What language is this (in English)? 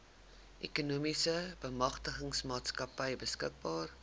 Afrikaans